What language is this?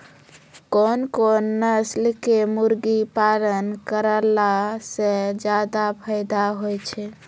Maithili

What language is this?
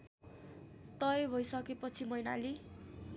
Nepali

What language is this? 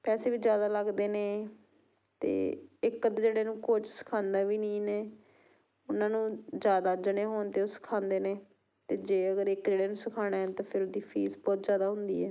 Punjabi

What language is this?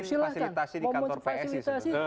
Indonesian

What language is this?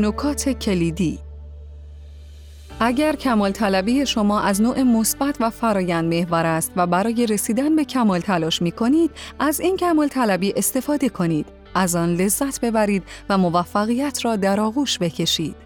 Persian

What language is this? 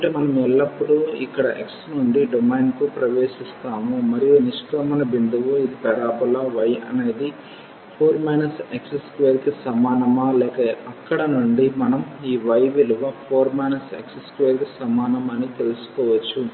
Telugu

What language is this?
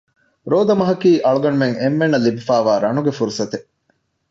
Divehi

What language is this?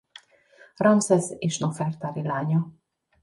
Hungarian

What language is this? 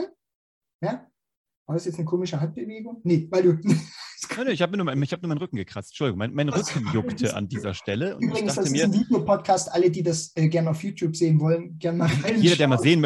German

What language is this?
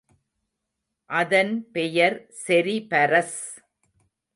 Tamil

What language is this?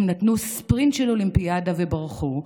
Hebrew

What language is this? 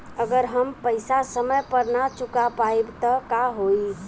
Bhojpuri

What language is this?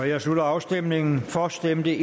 Danish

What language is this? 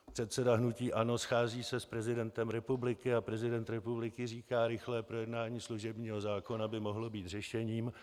Czech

